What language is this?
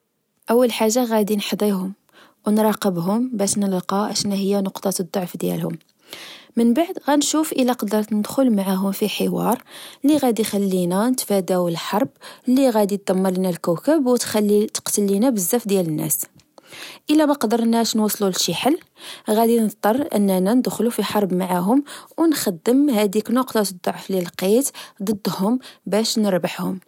Moroccan Arabic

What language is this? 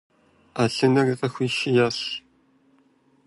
Kabardian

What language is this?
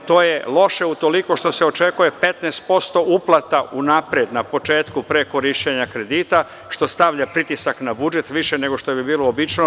Serbian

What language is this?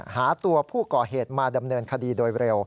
Thai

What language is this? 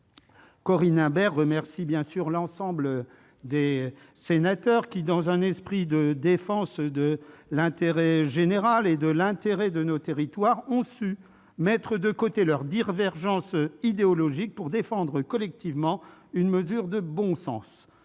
French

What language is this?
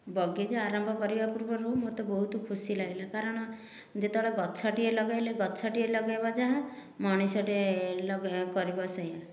Odia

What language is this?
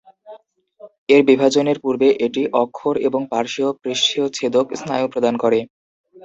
Bangla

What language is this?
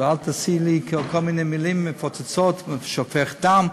Hebrew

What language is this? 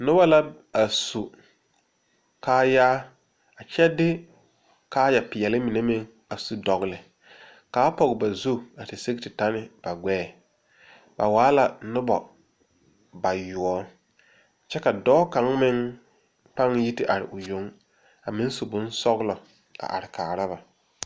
Southern Dagaare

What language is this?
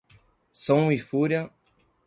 Portuguese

